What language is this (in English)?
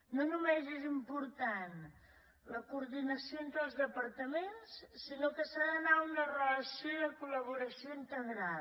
Catalan